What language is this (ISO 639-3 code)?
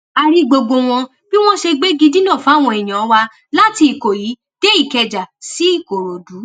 yor